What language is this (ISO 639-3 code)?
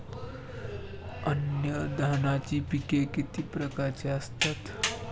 mar